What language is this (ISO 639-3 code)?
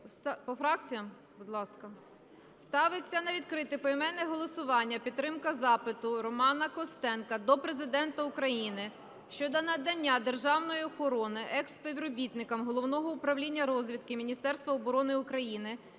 ukr